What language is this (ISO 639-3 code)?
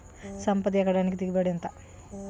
tel